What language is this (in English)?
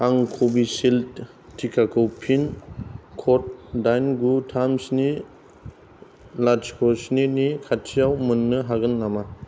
Bodo